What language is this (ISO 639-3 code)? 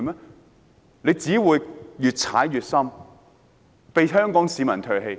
yue